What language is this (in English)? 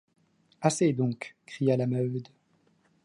French